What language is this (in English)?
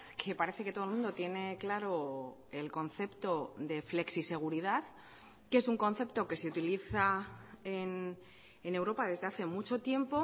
Spanish